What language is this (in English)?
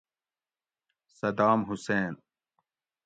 Gawri